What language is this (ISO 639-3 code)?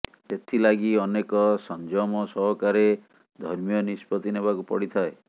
ori